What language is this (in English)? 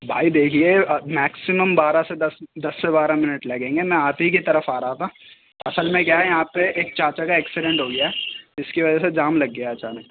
Urdu